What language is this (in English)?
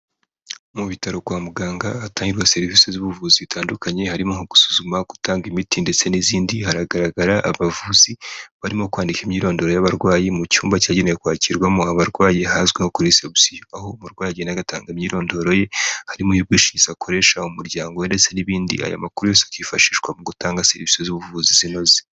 Kinyarwanda